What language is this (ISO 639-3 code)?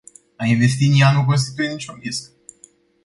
ron